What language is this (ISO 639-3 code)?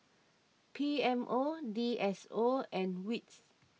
eng